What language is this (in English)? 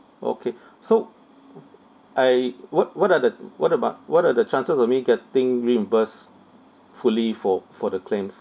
English